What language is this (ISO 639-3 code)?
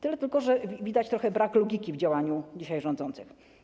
pol